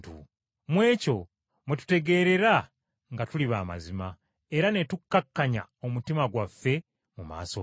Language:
Ganda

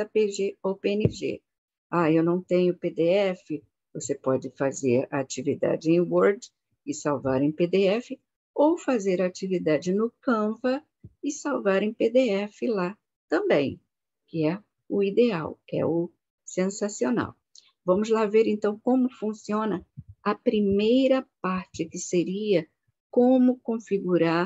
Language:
Portuguese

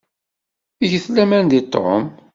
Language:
Kabyle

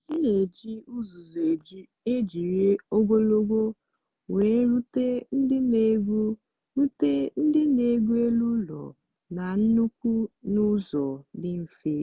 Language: Igbo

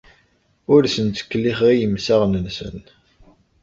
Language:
Kabyle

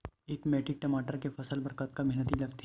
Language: Chhattisgarhi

